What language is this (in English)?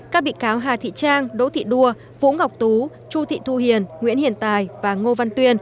Vietnamese